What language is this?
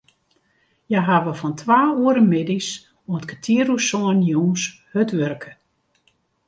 Western Frisian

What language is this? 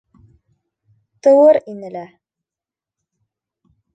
Bashkir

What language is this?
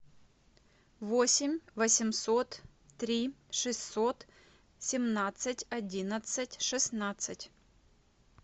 Russian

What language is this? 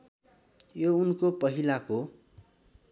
Nepali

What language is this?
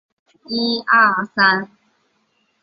Chinese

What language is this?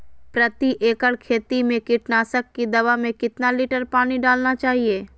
Magahi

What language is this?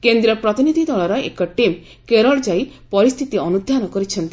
Odia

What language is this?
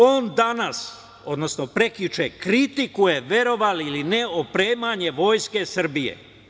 Serbian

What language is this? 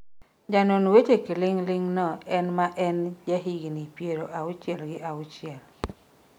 Luo (Kenya and Tanzania)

